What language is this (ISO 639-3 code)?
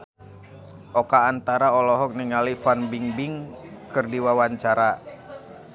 sun